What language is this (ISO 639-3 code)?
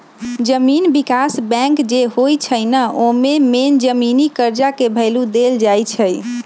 mag